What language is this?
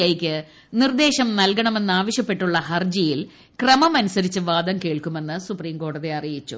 Malayalam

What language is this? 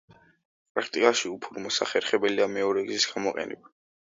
Georgian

